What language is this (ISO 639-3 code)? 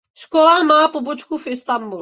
ces